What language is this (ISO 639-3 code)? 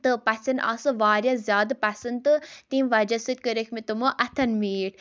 kas